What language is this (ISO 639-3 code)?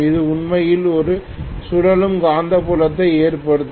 tam